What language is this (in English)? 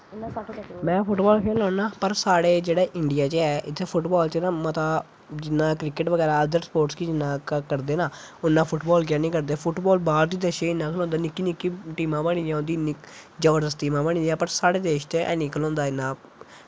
Dogri